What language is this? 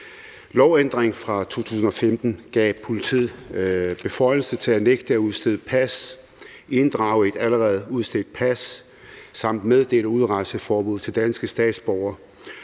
Danish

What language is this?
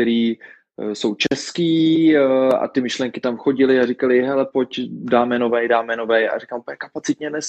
Czech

